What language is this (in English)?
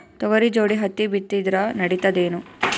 Kannada